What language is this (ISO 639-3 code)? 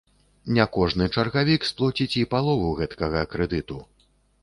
bel